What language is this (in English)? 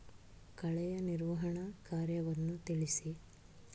Kannada